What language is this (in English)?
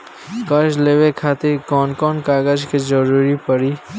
Bhojpuri